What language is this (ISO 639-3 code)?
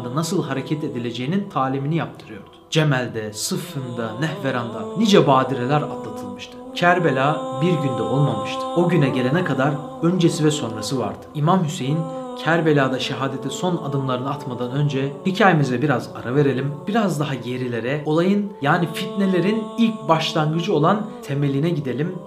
tur